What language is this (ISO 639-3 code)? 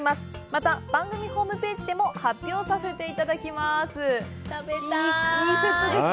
jpn